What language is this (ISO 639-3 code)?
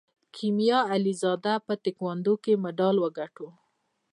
pus